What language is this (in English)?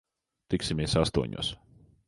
Latvian